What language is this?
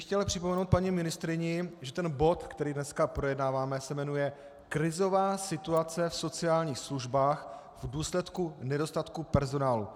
Czech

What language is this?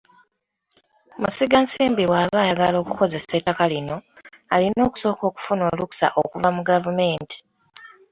Ganda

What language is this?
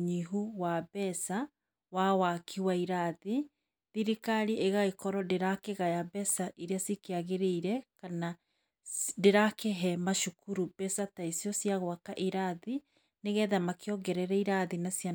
Kikuyu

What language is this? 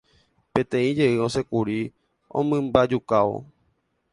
Guarani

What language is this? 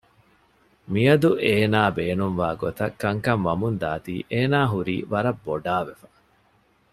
Divehi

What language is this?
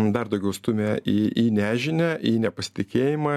Lithuanian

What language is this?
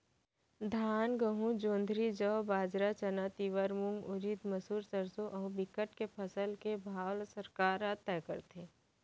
Chhattisgarhi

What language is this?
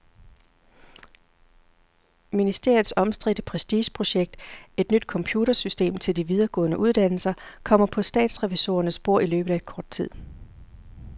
Danish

